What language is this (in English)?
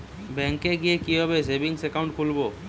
Bangla